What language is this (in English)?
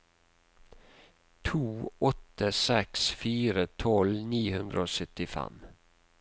Norwegian